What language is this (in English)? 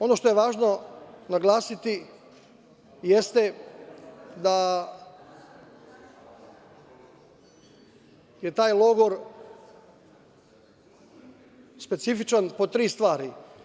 Serbian